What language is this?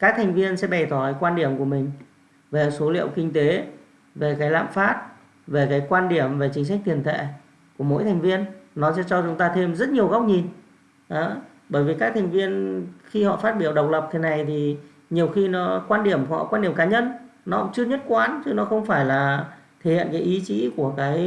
Vietnamese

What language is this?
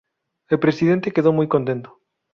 Spanish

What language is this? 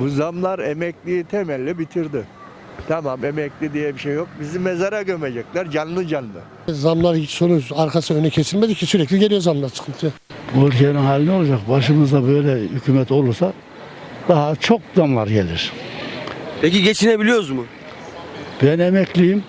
Turkish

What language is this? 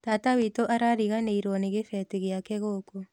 Kikuyu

